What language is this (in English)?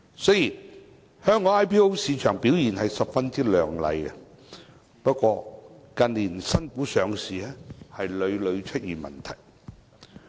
Cantonese